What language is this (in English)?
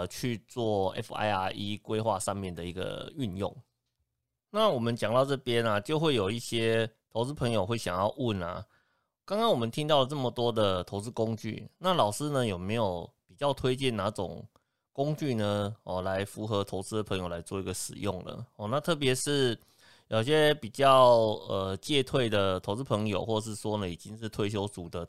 Chinese